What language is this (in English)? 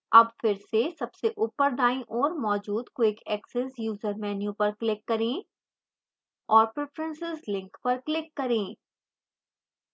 Hindi